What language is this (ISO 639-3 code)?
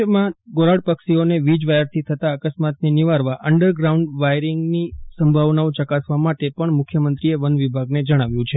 guj